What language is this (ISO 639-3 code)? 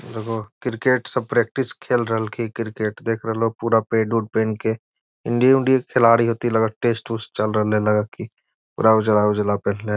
mag